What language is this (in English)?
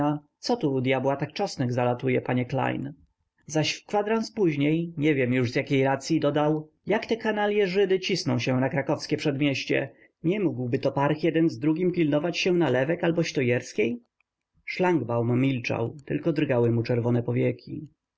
Polish